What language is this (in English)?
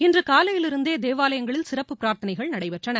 Tamil